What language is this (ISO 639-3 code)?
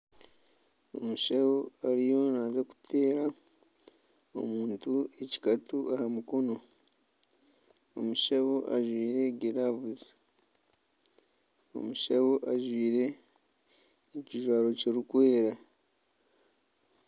nyn